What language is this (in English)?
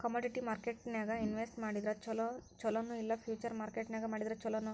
Kannada